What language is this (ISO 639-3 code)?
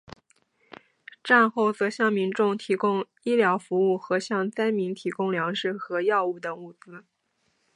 zho